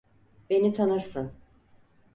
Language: Turkish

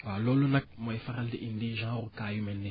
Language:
Wolof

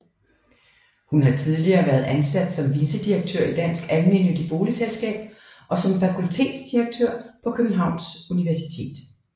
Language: Danish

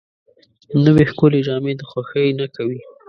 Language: Pashto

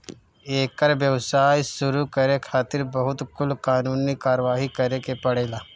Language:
Bhojpuri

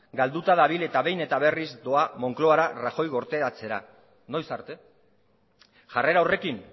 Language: Basque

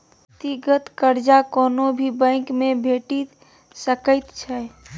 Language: Maithili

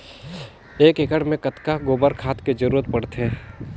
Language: Chhattisgarhi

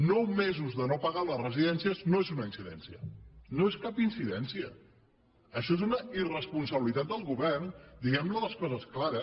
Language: Catalan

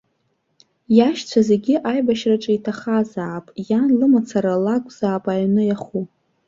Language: Abkhazian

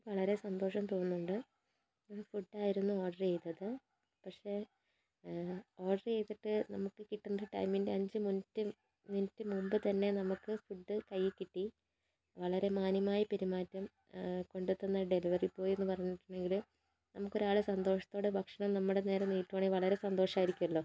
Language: Malayalam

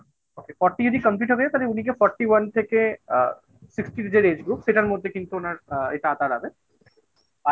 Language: Bangla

